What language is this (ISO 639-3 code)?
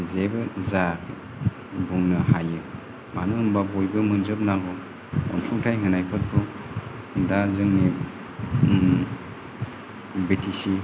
brx